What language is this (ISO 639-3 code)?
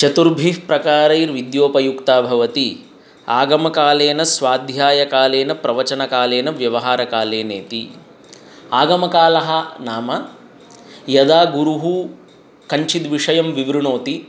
san